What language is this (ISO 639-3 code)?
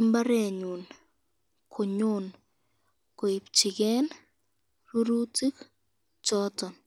kln